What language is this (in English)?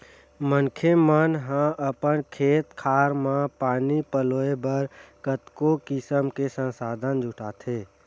Chhattisgarhi